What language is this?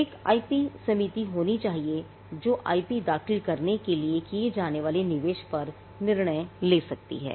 Hindi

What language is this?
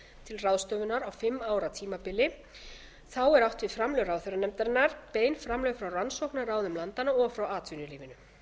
Icelandic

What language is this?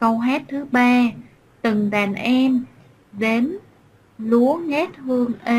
Vietnamese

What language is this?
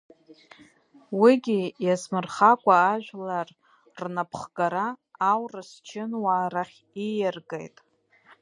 Abkhazian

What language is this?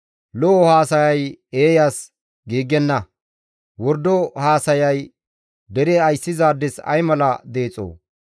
Gamo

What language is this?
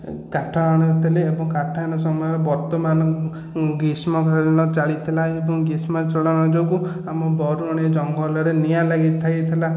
Odia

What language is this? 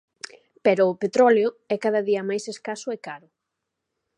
Galician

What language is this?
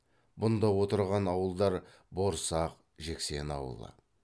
Kazakh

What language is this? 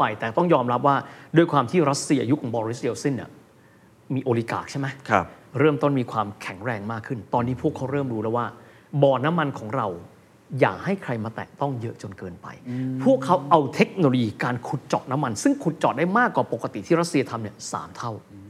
Thai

